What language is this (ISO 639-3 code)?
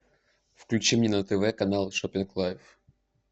rus